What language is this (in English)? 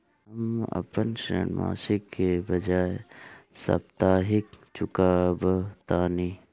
Bhojpuri